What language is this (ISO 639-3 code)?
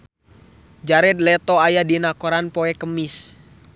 sun